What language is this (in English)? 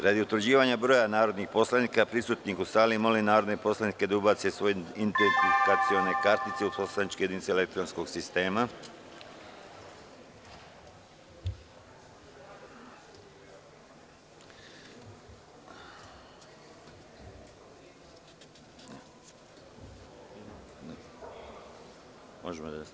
Serbian